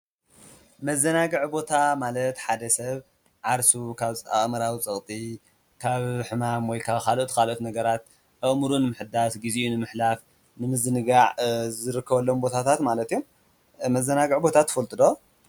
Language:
Tigrinya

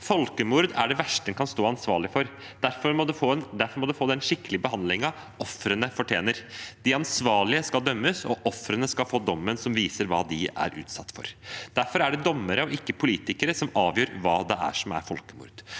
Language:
Norwegian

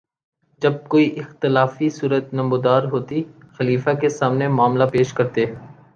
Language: Urdu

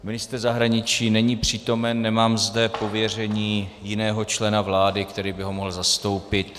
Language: Czech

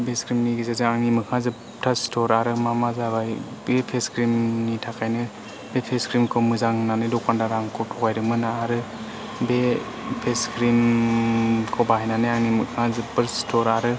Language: Bodo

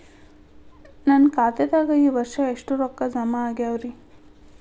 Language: Kannada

